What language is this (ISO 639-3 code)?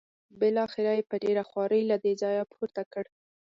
pus